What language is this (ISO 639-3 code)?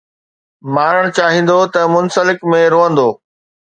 snd